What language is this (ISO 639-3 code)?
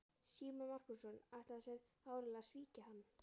isl